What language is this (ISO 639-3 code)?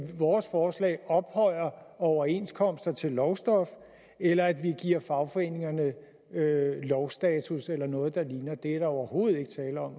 dan